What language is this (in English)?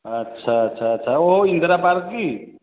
Odia